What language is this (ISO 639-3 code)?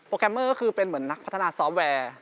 tha